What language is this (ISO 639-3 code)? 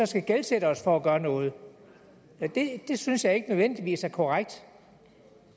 dan